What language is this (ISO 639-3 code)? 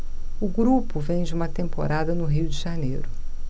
por